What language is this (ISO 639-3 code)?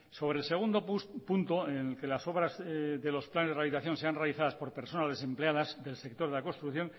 spa